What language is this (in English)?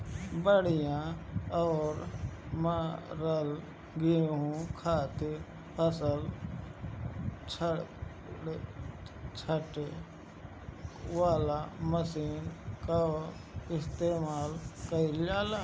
Bhojpuri